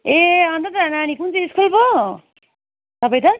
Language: Nepali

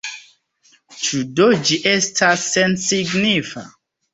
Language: Esperanto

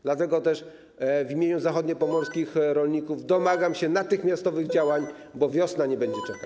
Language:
Polish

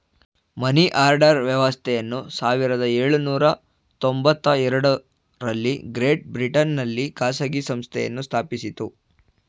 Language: Kannada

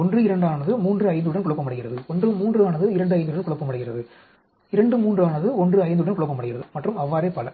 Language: Tamil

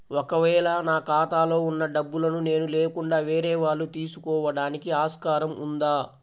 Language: Telugu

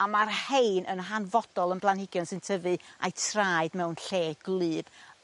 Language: Welsh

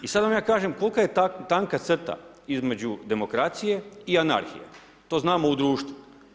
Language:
Croatian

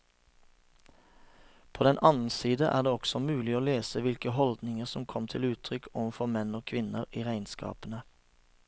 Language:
Norwegian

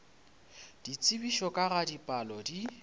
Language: Northern Sotho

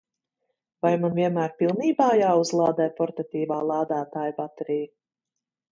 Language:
Latvian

